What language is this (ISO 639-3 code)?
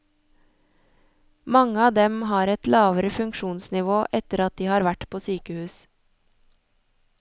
nor